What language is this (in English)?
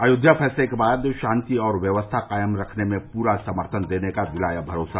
Hindi